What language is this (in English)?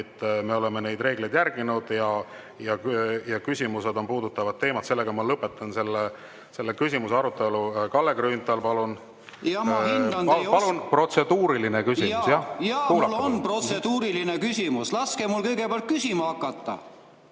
Estonian